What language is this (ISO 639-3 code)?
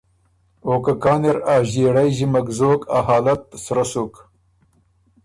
oru